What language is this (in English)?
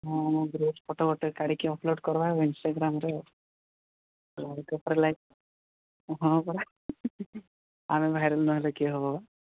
Odia